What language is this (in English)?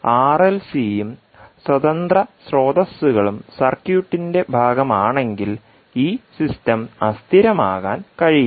Malayalam